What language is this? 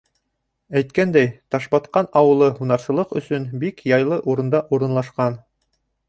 Bashkir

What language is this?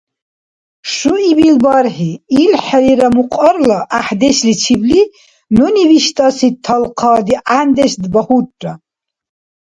Dargwa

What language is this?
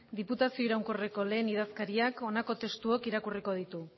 Basque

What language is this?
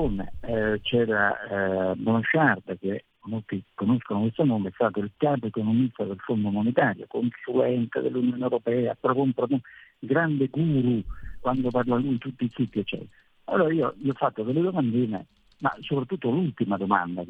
Italian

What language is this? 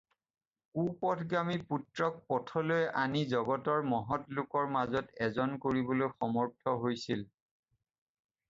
Assamese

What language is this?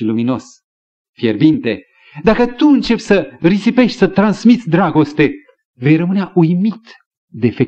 Romanian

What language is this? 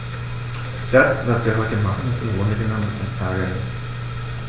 German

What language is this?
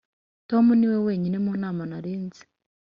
Kinyarwanda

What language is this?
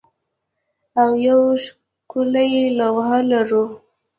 Pashto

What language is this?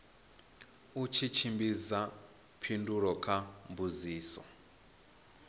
Venda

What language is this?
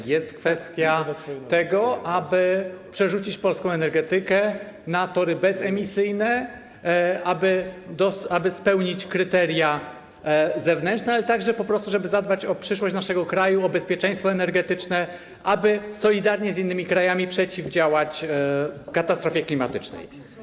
Polish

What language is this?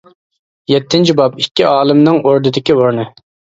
Uyghur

